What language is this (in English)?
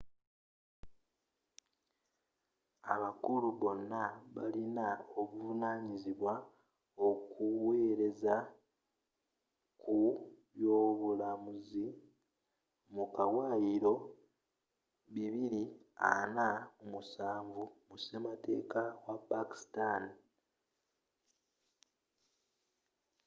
Ganda